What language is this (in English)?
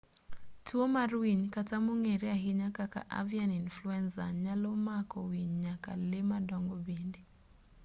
Luo (Kenya and Tanzania)